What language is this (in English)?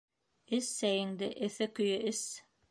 Bashkir